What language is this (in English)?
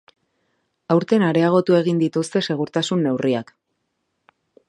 Basque